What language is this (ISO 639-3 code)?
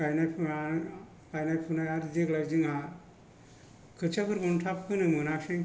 brx